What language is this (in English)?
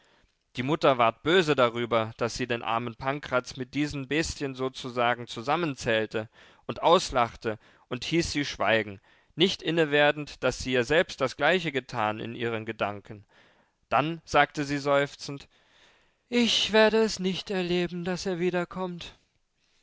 German